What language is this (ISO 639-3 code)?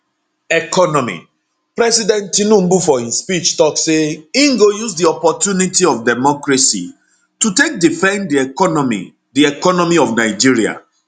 pcm